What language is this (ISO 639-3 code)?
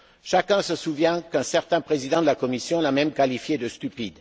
fra